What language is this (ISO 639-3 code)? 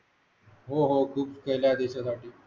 mar